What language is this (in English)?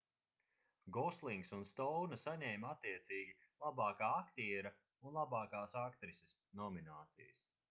Latvian